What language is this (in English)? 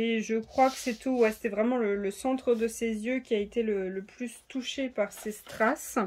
French